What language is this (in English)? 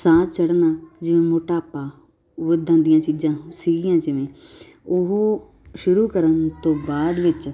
Punjabi